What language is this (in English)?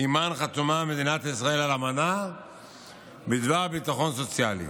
Hebrew